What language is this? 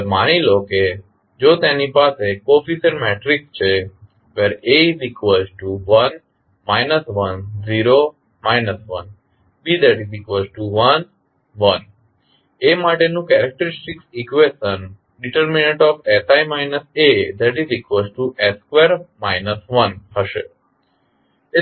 Gujarati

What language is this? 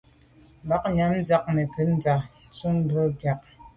Medumba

